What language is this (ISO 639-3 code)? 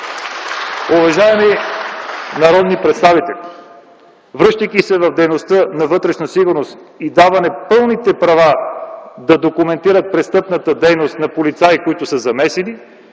bul